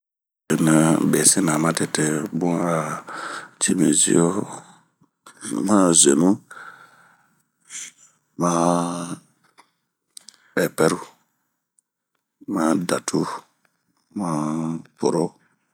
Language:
Bomu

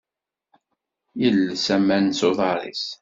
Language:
Kabyle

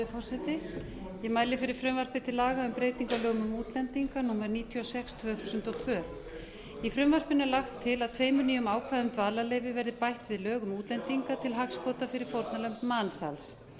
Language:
Icelandic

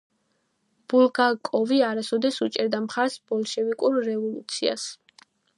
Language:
Georgian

